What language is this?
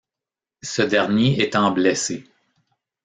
French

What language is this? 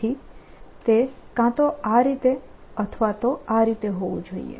Gujarati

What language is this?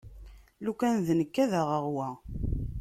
Kabyle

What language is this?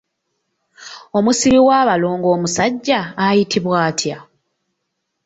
Ganda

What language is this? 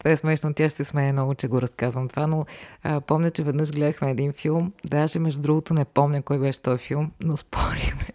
Bulgarian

